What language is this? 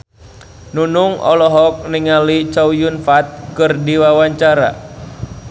Sundanese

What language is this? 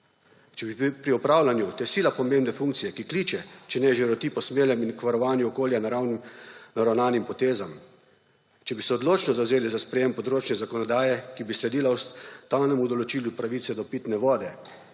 Slovenian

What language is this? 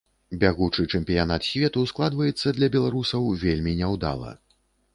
Belarusian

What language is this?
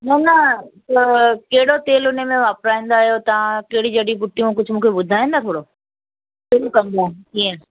Sindhi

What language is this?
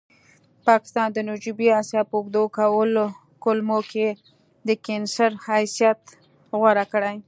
Pashto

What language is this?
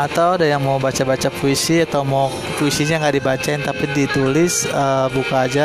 Indonesian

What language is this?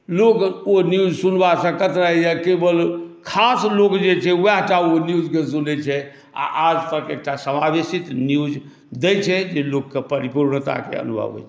Maithili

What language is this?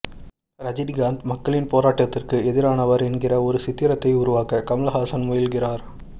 Tamil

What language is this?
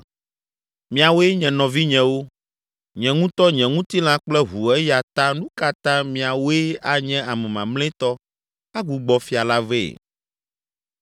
Ewe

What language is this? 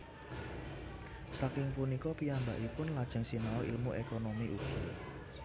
Javanese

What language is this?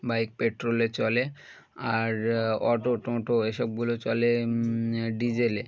Bangla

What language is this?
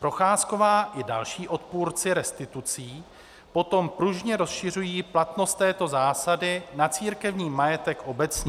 Czech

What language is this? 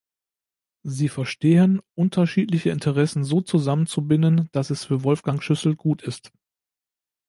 German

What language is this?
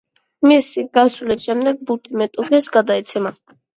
Georgian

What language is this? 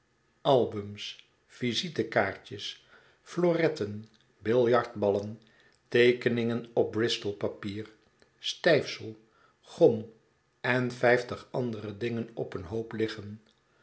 Dutch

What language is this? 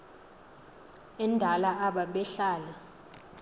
Xhosa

